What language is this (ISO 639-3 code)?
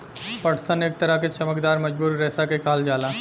bho